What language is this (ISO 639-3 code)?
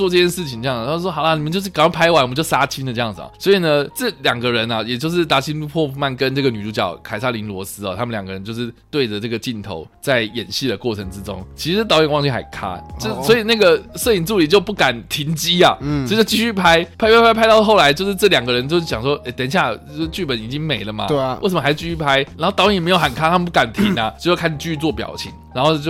zho